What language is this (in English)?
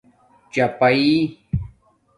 Domaaki